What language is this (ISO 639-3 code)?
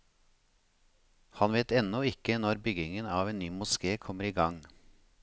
nor